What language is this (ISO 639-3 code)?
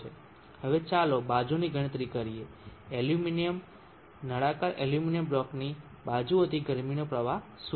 guj